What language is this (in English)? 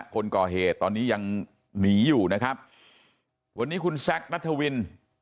Thai